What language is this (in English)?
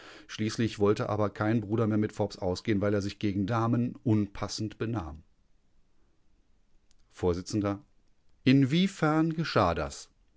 German